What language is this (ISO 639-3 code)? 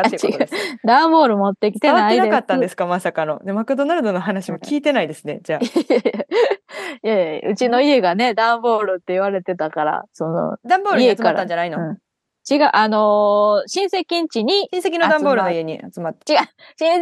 jpn